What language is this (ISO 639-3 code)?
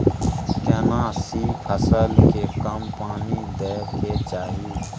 mai